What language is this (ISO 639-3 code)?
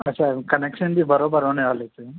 snd